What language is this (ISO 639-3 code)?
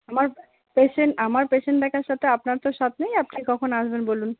ben